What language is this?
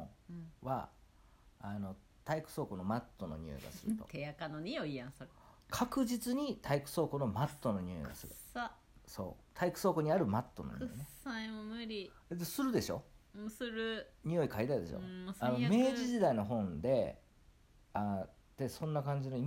Japanese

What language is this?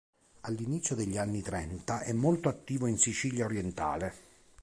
Italian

